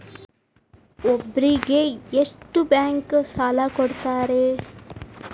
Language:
Kannada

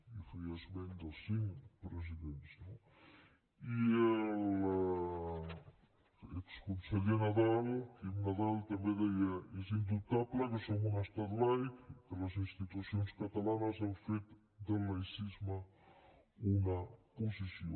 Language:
Catalan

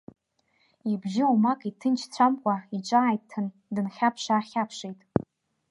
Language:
Abkhazian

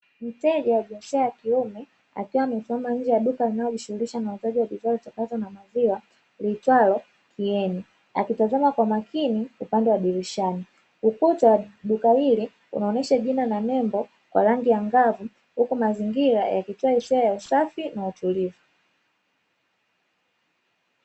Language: Swahili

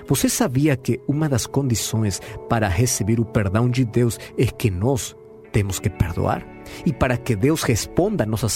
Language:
Portuguese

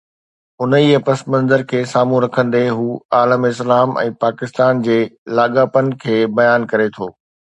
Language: Sindhi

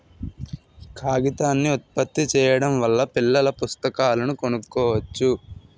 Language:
Telugu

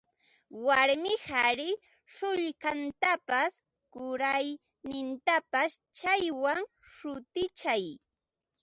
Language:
Ambo-Pasco Quechua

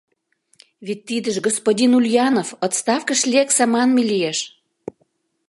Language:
Mari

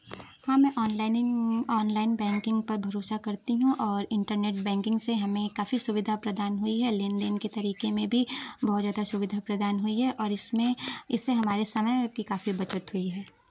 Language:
Hindi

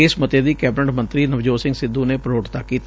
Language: Punjabi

